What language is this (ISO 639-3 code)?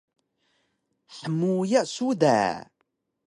trv